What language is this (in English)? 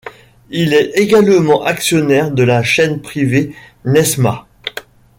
French